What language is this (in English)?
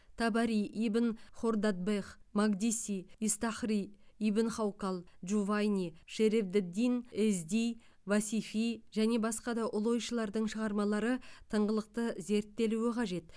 Kazakh